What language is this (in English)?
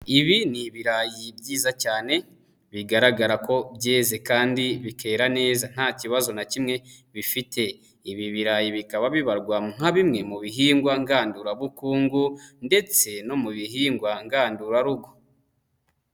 Kinyarwanda